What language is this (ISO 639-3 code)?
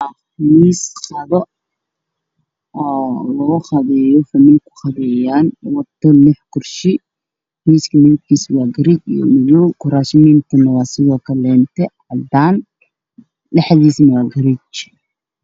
som